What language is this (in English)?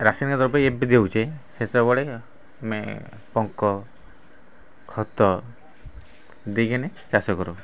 Odia